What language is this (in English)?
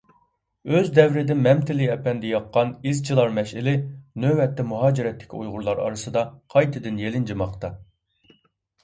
Uyghur